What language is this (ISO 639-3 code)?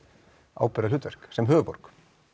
isl